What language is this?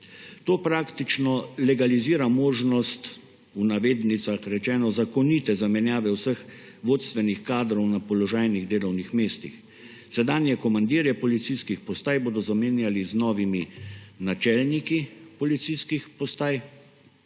Slovenian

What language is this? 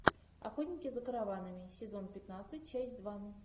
Russian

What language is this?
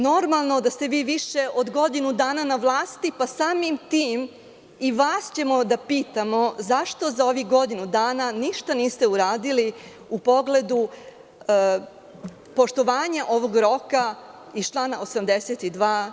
Serbian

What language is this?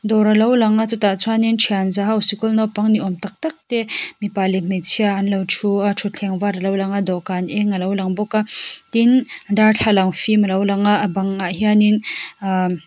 Mizo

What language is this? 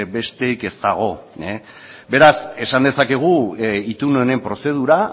Basque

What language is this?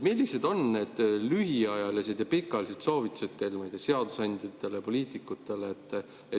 Estonian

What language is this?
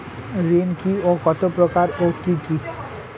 Bangla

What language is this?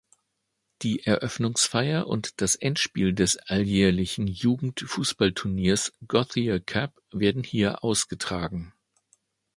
German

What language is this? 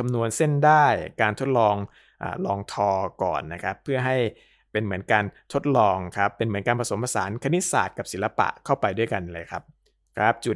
Thai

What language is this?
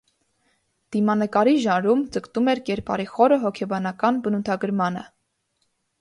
Armenian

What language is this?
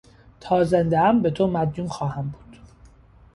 Persian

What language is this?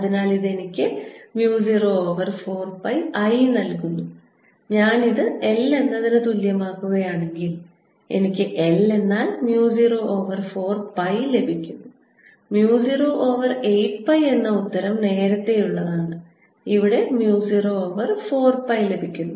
Malayalam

